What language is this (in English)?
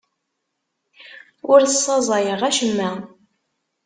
Kabyle